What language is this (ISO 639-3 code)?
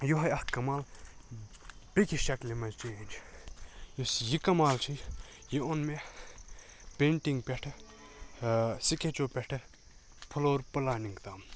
kas